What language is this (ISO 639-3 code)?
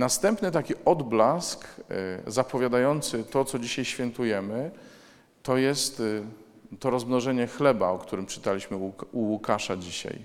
pol